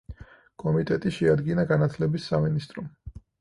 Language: Georgian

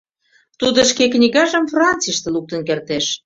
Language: Mari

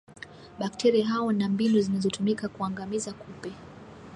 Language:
Swahili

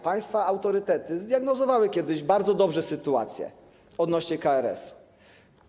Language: Polish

